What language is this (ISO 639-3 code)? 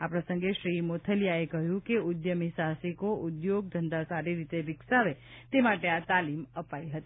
guj